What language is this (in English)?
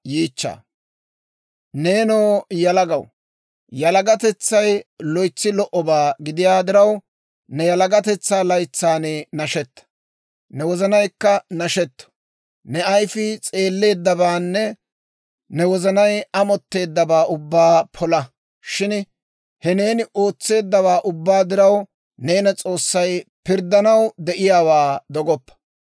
Dawro